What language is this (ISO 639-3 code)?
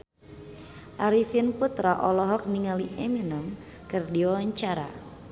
sun